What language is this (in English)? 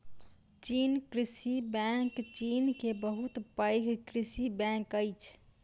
Maithili